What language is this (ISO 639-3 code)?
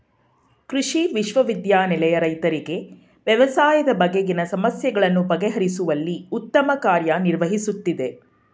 kan